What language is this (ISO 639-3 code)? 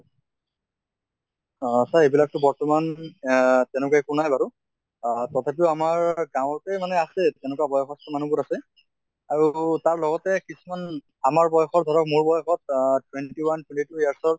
asm